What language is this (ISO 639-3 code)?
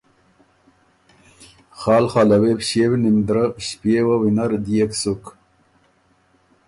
oru